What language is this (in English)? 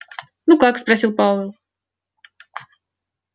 Russian